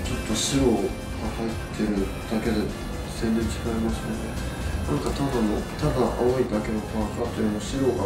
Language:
Japanese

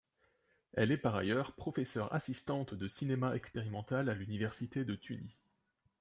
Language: French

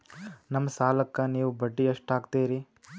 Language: Kannada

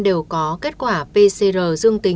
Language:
Vietnamese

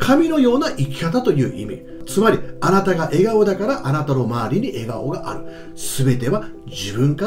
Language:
Japanese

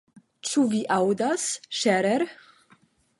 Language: Esperanto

